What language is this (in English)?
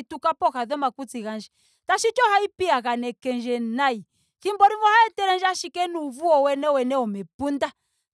Ndonga